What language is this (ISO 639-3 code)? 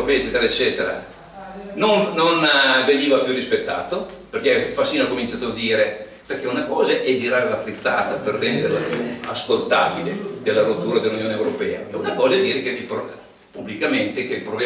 ita